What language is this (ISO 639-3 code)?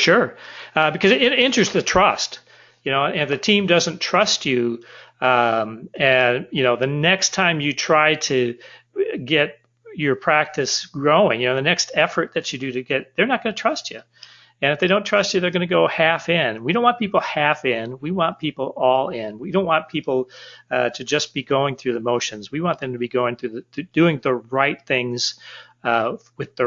eng